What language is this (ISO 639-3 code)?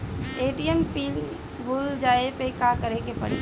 bho